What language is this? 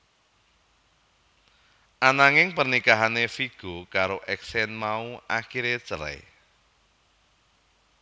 Javanese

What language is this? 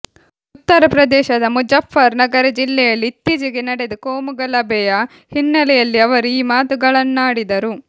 Kannada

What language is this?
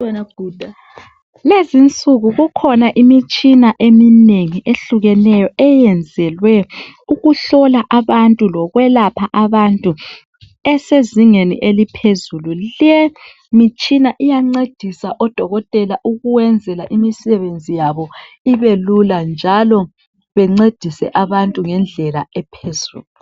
North Ndebele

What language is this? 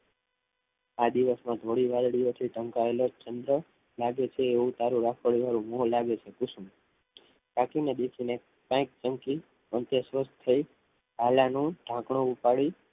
Gujarati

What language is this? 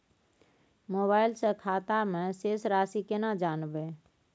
Maithili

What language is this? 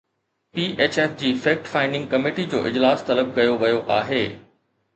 Sindhi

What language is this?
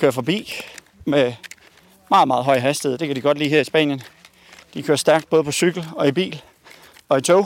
Danish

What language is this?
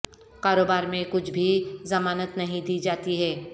Urdu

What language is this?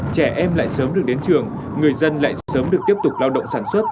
Vietnamese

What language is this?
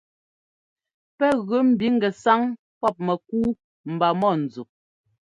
Ngomba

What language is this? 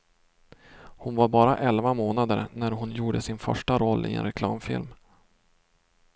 Swedish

